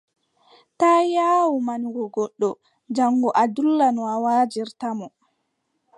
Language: Adamawa Fulfulde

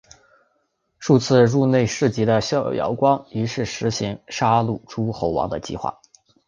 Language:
Chinese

